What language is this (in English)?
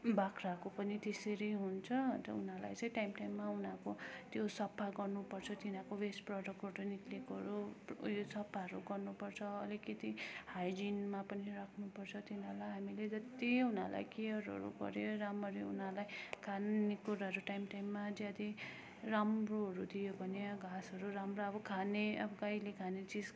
Nepali